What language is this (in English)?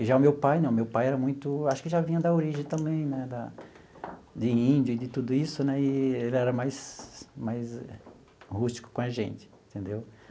Portuguese